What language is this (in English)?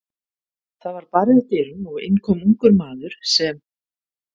Icelandic